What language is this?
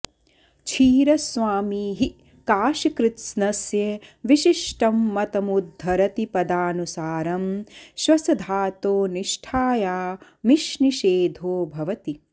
Sanskrit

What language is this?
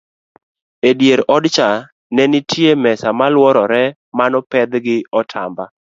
Luo (Kenya and Tanzania)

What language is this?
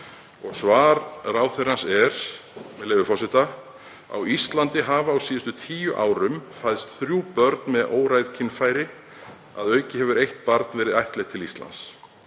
Icelandic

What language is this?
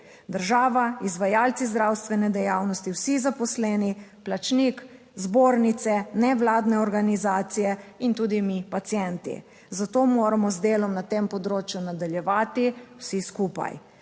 Slovenian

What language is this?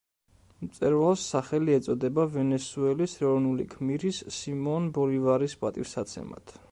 Georgian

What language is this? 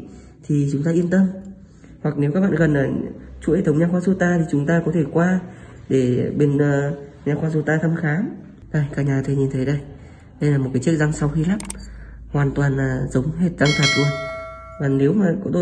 Vietnamese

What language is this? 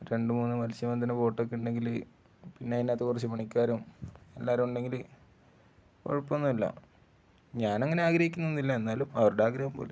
Malayalam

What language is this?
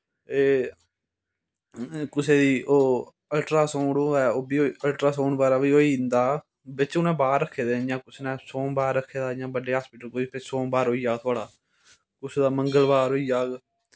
Dogri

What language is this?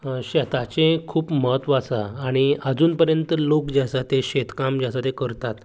Konkani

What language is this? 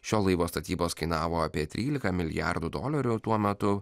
Lithuanian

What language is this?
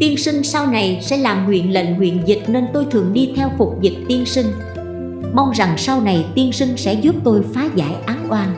Vietnamese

